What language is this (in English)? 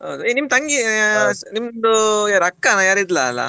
Kannada